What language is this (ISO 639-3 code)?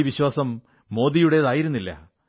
mal